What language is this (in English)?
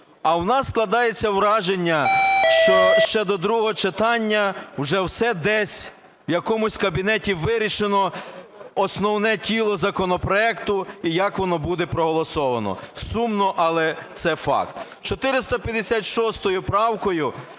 Ukrainian